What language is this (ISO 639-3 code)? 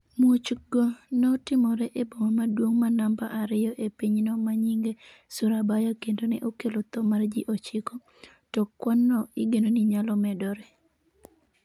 luo